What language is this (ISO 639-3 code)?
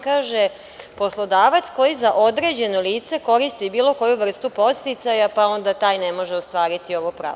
srp